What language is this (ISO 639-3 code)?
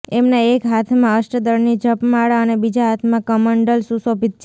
guj